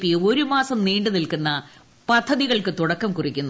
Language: Malayalam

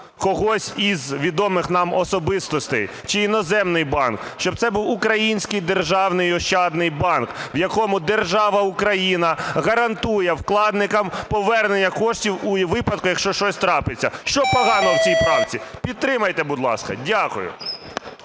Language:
Ukrainian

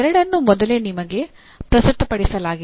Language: Kannada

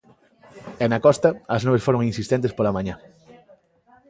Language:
Galician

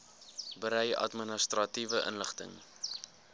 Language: Afrikaans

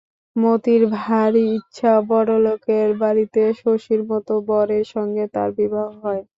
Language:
Bangla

